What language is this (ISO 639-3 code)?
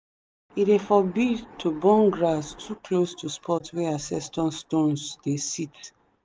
pcm